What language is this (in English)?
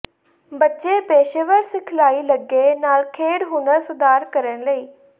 Punjabi